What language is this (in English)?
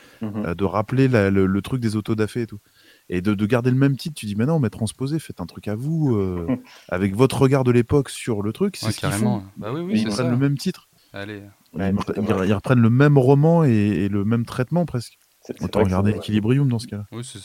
French